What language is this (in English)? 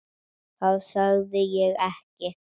Icelandic